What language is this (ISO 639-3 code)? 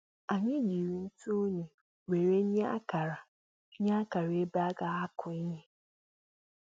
ibo